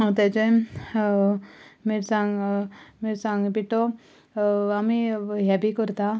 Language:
Konkani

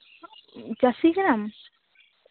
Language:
Santali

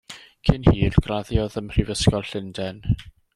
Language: Welsh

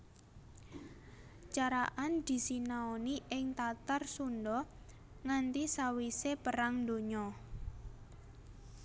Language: Javanese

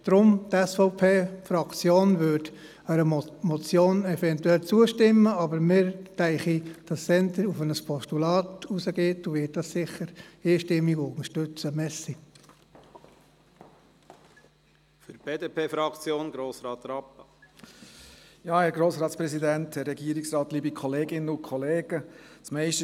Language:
Swiss German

